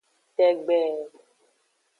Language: Aja (Benin)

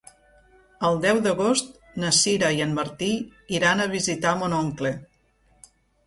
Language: Catalan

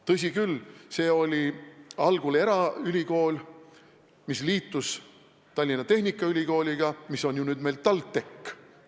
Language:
Estonian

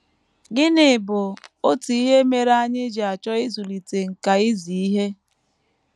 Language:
Igbo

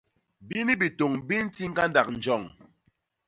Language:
Basaa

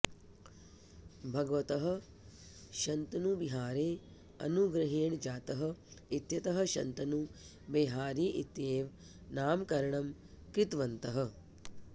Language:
Sanskrit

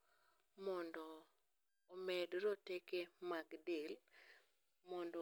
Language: Luo (Kenya and Tanzania)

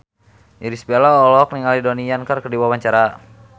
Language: Sundanese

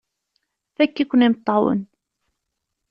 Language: Kabyle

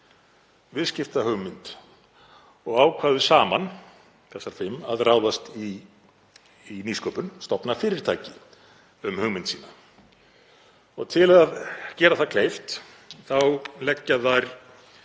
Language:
Icelandic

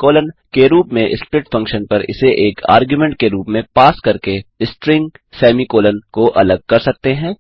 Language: Hindi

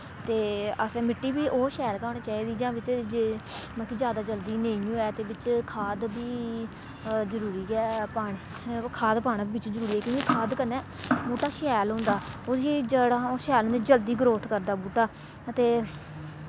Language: Dogri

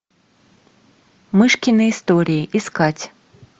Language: Russian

